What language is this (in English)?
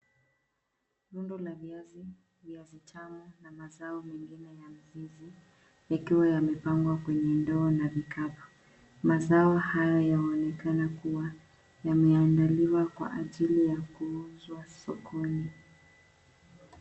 Swahili